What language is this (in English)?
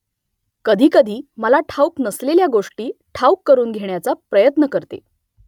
Marathi